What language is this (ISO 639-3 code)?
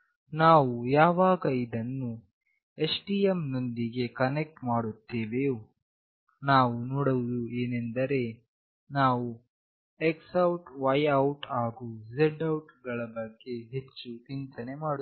kan